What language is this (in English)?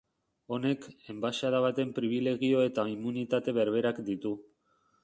Basque